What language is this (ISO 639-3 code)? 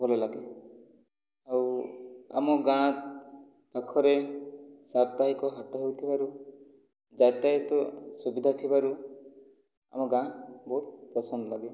ori